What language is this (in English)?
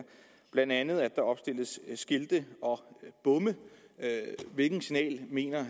Danish